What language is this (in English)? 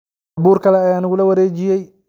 Somali